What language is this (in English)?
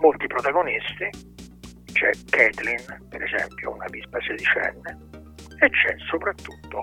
Italian